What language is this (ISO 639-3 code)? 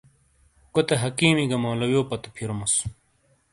scl